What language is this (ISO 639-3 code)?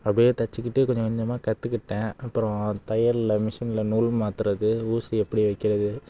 tam